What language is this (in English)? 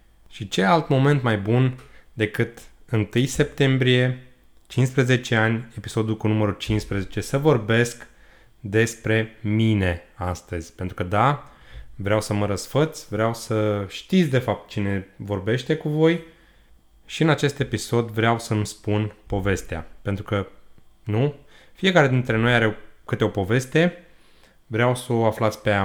Romanian